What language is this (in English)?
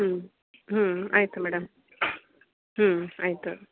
Kannada